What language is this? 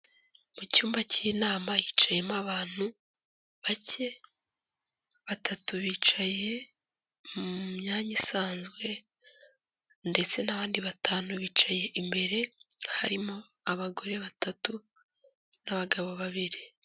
Kinyarwanda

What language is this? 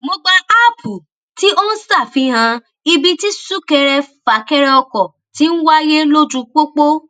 Yoruba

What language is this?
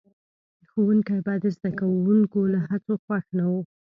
Pashto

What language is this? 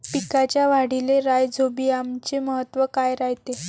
Marathi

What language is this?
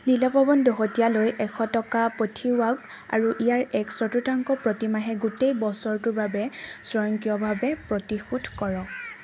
Assamese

